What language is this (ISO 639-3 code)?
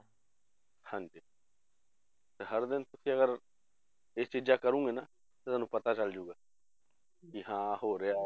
pan